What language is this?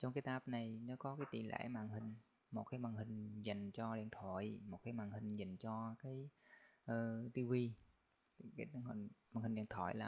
Vietnamese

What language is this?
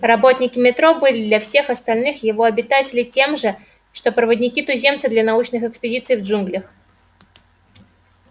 Russian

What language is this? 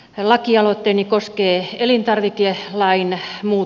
Finnish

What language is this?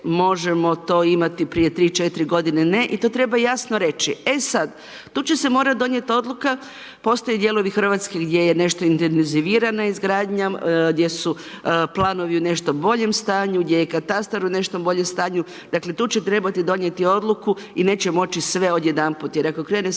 Croatian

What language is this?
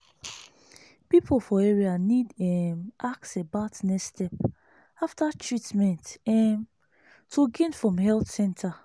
Nigerian Pidgin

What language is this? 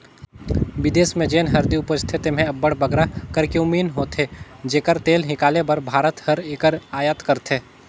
Chhattisgarhi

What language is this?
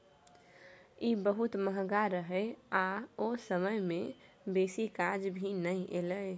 Maithili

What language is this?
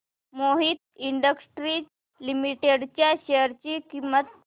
Marathi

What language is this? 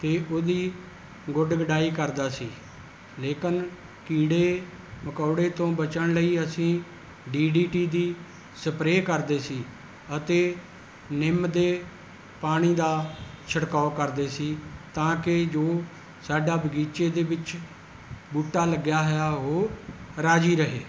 Punjabi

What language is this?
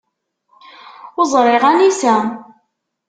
Kabyle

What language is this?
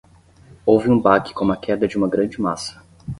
Portuguese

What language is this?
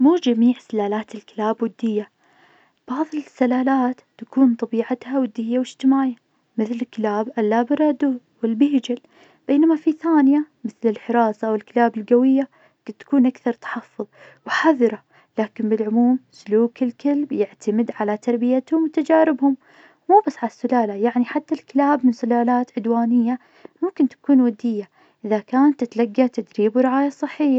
Najdi Arabic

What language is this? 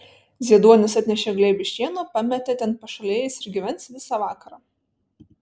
Lithuanian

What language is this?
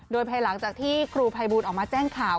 Thai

